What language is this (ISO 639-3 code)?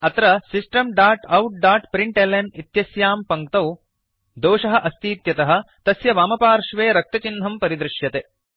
san